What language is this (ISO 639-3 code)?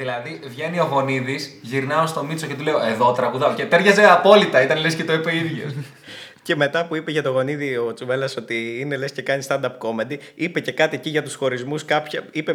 ell